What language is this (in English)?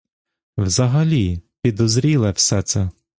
Ukrainian